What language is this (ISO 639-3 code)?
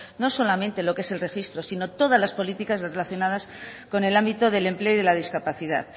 spa